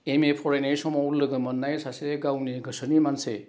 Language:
Bodo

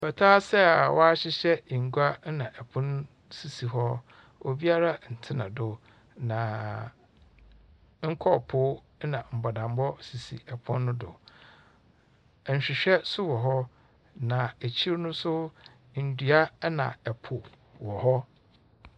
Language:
Akan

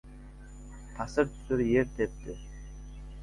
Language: Uzbek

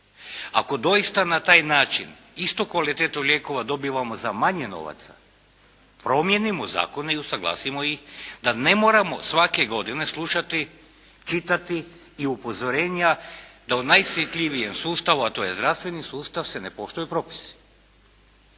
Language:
Croatian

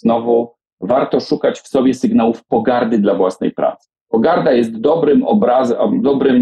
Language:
Polish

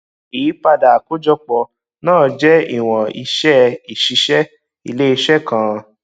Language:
Yoruba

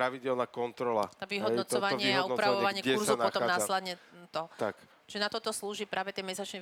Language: Slovak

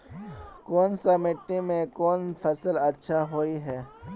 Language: Magahi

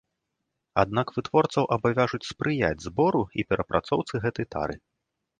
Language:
Belarusian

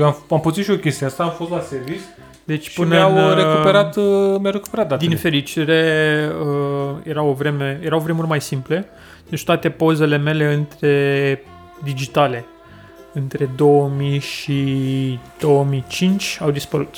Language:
Romanian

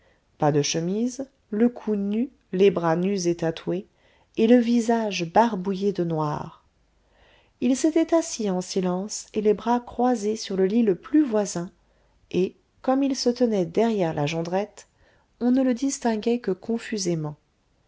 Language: French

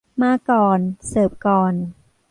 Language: Thai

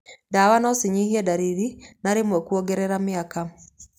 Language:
Kikuyu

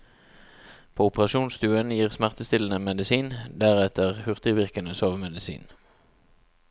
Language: Norwegian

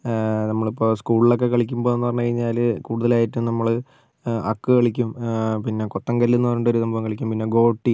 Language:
Malayalam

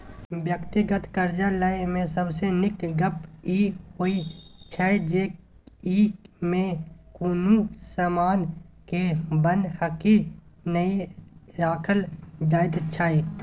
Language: Maithili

